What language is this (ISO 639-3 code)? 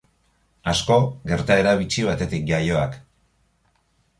eus